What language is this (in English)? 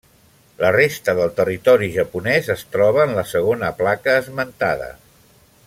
Catalan